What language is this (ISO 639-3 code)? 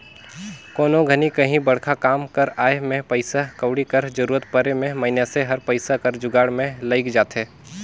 hne